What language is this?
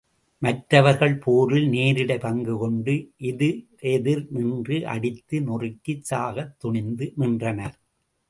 Tamil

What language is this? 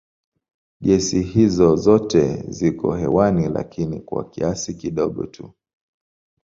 Swahili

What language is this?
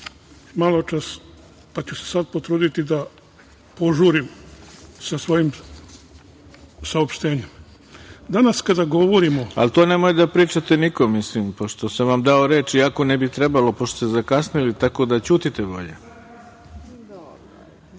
Serbian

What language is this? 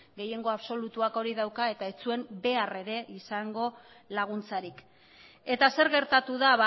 Basque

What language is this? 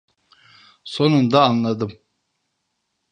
Turkish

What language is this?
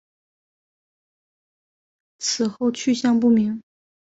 Chinese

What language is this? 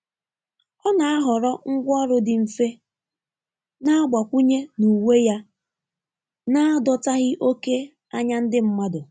Igbo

